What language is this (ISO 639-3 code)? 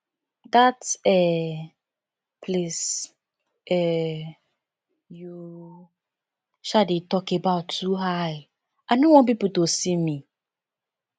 pcm